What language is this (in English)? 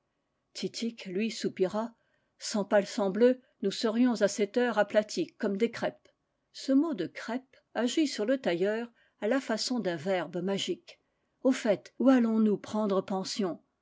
French